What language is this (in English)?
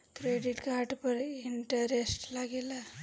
Bhojpuri